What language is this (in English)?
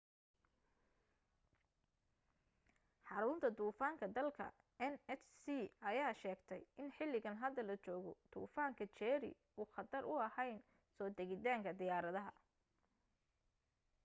Somali